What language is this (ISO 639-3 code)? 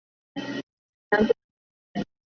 zho